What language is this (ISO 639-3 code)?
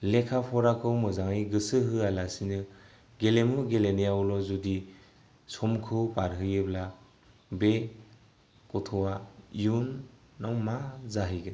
brx